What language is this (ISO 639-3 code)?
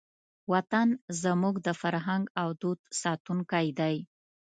pus